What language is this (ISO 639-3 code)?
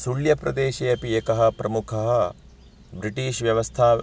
san